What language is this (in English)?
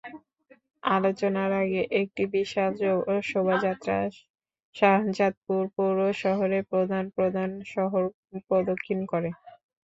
Bangla